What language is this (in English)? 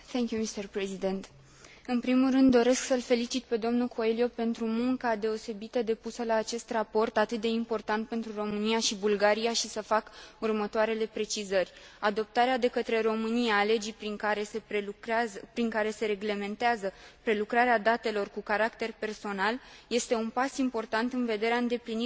Romanian